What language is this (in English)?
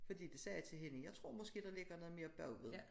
Danish